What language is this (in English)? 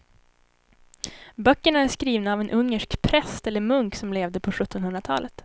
Swedish